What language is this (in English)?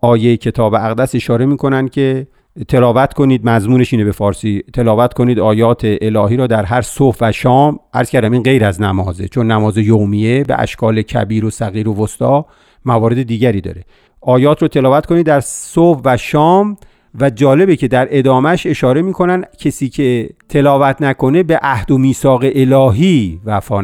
Persian